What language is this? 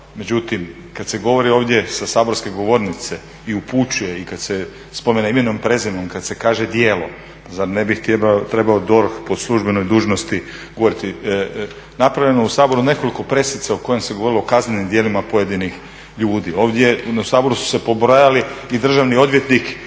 Croatian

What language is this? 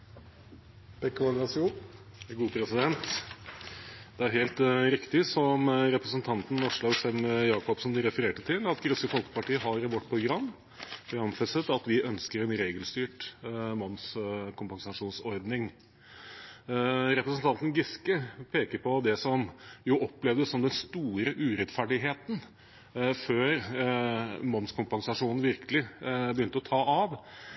Norwegian Bokmål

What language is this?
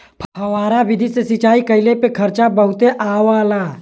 Bhojpuri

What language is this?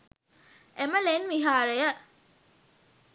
Sinhala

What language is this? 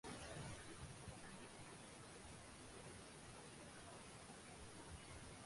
Bangla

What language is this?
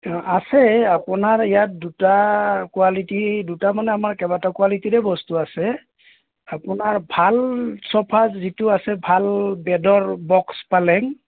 Assamese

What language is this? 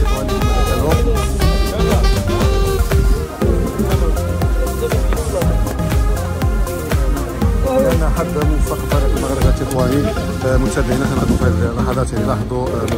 Arabic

